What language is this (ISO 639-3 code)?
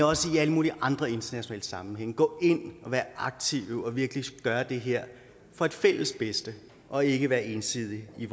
dan